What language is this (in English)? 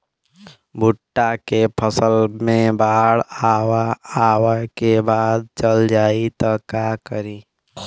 Bhojpuri